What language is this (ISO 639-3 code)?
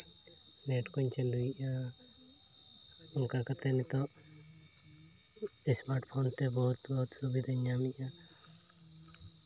sat